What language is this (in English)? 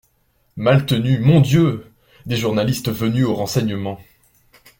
French